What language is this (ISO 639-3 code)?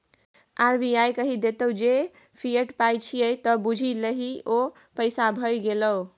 mai